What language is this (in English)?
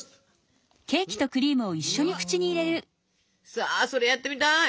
Japanese